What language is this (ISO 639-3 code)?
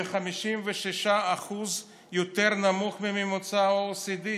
heb